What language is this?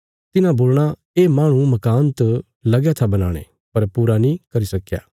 Bilaspuri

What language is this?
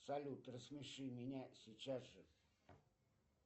Russian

